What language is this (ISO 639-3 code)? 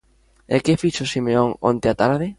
glg